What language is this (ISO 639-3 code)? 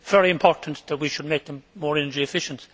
eng